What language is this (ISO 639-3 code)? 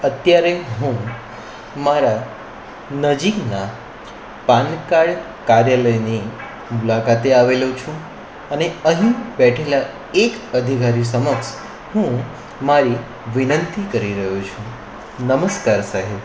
guj